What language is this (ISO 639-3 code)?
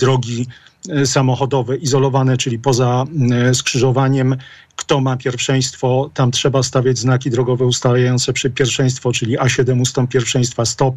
pol